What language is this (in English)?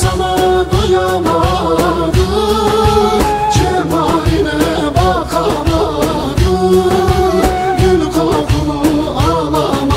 Turkish